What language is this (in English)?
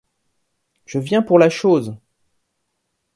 French